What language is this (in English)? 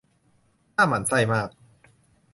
Thai